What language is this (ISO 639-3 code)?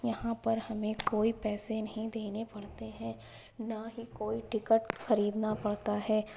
urd